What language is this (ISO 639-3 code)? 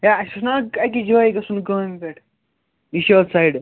kas